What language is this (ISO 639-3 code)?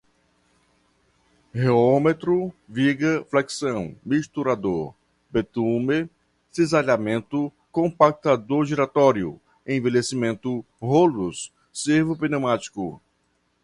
por